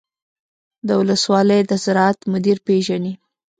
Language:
Pashto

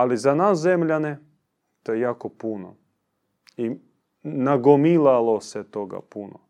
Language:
Croatian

